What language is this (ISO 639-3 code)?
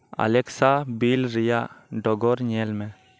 sat